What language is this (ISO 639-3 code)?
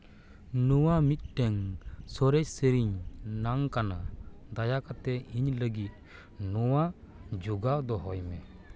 sat